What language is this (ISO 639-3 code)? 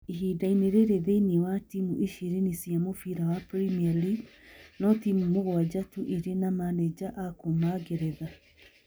kik